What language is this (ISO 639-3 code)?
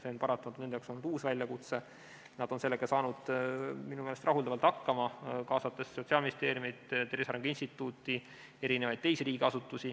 est